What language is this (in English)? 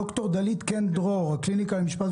Hebrew